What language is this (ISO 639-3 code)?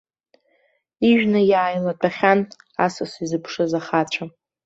abk